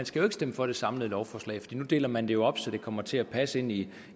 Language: Danish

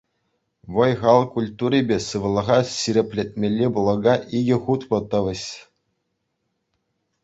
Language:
Chuvash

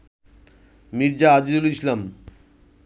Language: Bangla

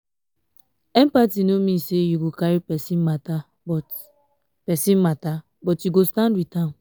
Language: Nigerian Pidgin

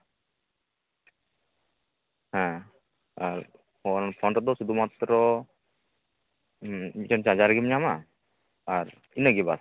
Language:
Santali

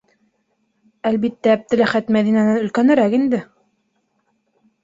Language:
Bashkir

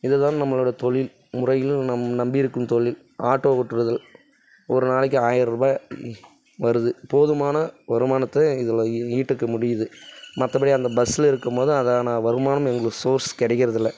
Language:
Tamil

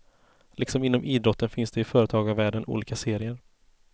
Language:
Swedish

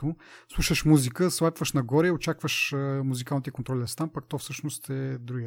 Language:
Bulgarian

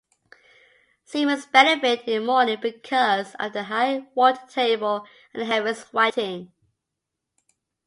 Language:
English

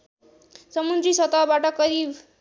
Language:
Nepali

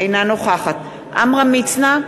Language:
Hebrew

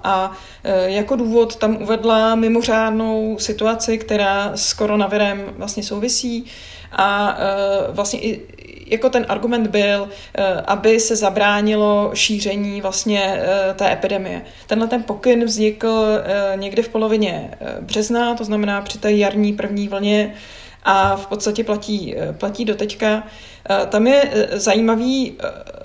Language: Czech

